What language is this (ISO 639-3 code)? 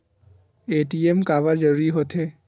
hne